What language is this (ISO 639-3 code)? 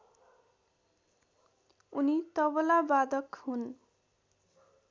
nep